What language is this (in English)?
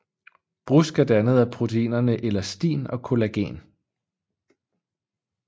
Danish